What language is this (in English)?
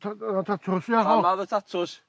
Welsh